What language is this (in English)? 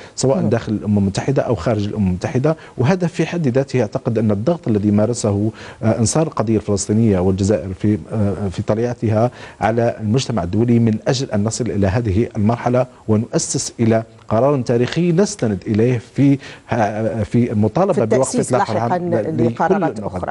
Arabic